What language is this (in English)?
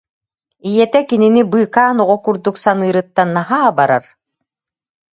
Yakut